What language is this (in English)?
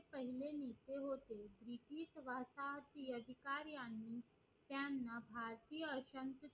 Marathi